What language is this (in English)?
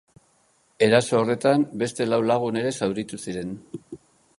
Basque